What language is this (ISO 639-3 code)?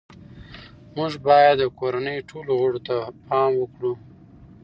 pus